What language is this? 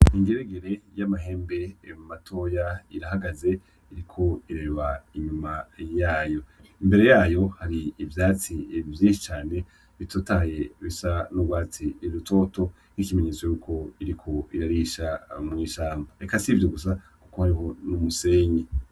Rundi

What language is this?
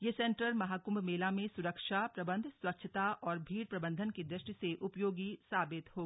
Hindi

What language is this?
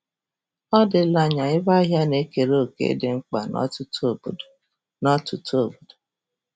Igbo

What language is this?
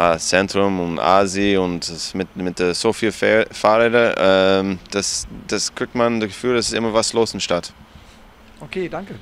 German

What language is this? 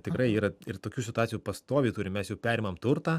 Lithuanian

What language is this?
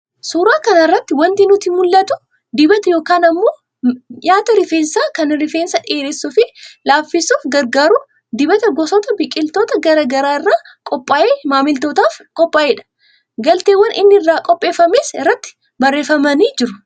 Oromo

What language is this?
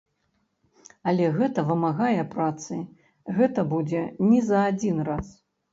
Belarusian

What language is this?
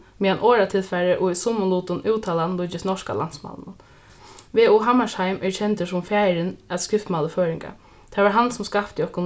Faroese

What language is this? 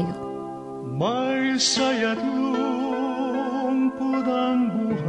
Filipino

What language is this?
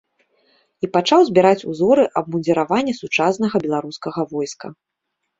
Belarusian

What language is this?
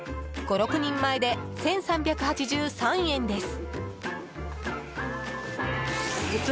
Japanese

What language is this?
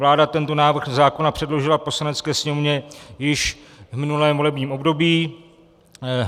Czech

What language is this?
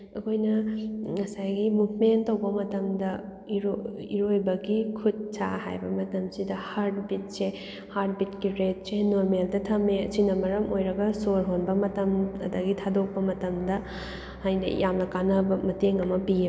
Manipuri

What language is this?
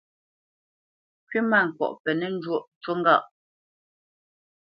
Bamenyam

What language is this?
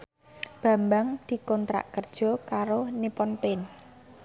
Javanese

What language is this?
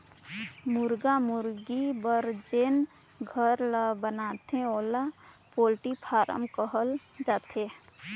Chhattisgarhi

